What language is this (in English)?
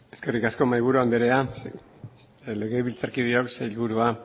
Basque